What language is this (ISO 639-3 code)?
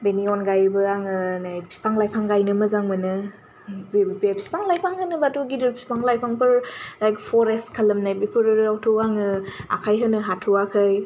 brx